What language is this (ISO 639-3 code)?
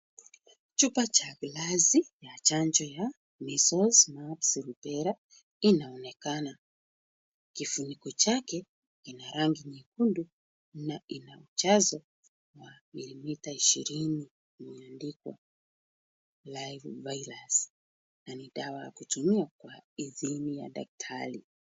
swa